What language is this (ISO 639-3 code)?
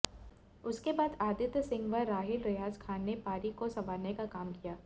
hin